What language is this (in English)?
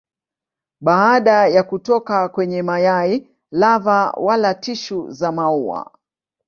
Swahili